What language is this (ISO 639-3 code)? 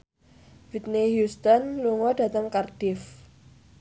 jav